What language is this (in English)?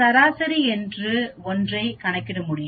Tamil